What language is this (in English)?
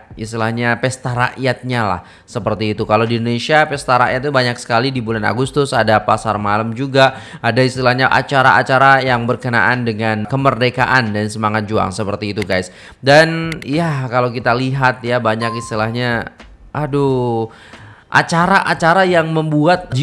Indonesian